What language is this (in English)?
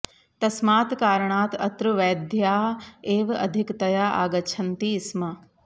Sanskrit